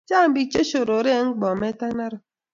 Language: Kalenjin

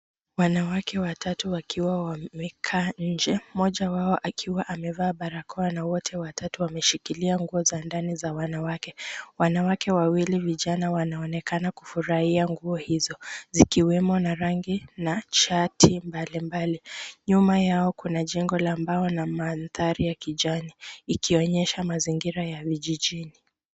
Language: Swahili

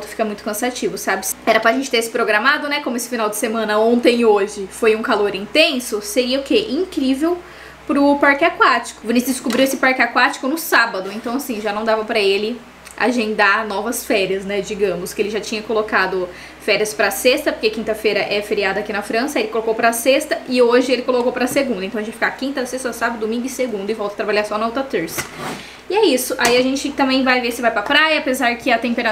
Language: Portuguese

